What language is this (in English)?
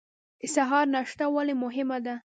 Pashto